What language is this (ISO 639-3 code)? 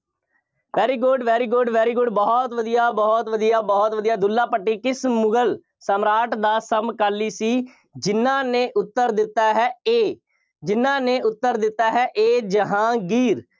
pan